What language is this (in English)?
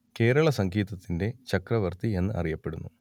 Malayalam